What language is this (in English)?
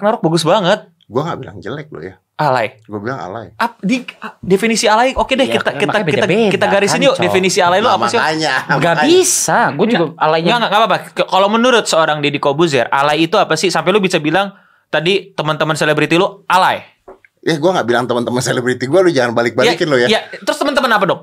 Indonesian